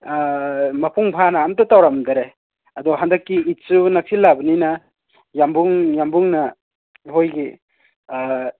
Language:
Manipuri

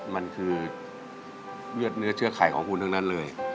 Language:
Thai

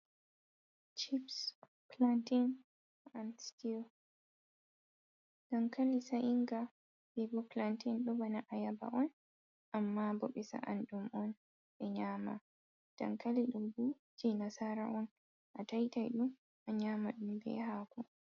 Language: Fula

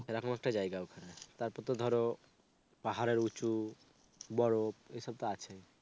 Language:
Bangla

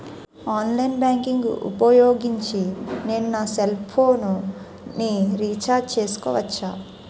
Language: Telugu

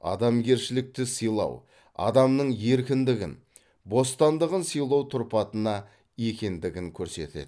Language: Kazakh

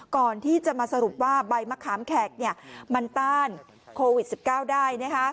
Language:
Thai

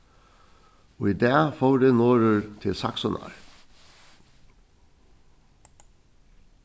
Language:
Faroese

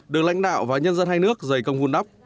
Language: Vietnamese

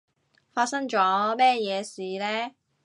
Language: Cantonese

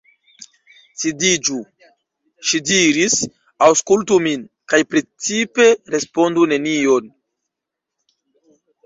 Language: Esperanto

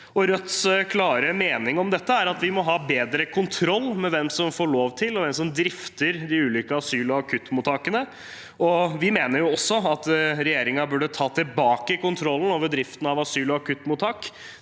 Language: Norwegian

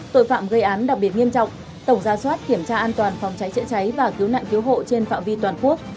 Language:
Vietnamese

